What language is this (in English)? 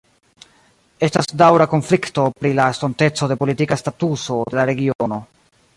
Esperanto